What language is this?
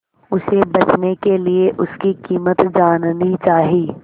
Hindi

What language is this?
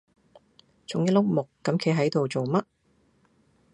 Cantonese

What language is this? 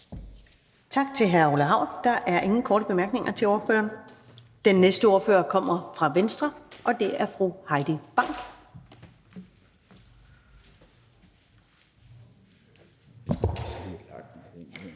Danish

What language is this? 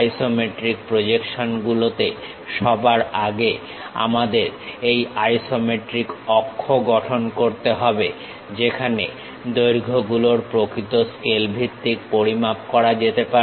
Bangla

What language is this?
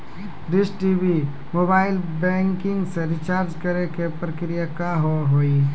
Maithili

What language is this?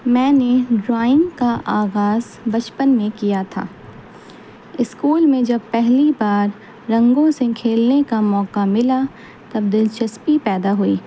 Urdu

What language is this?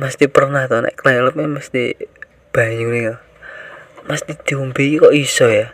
Indonesian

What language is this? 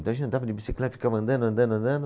Portuguese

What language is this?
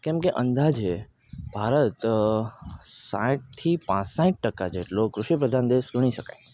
Gujarati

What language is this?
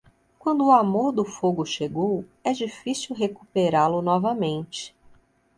Portuguese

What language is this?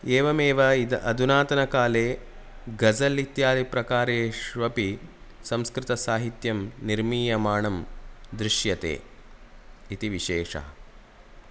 Sanskrit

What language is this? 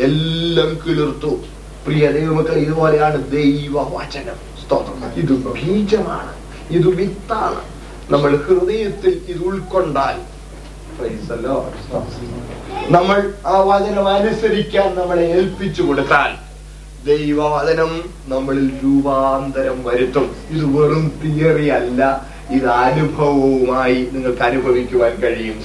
Malayalam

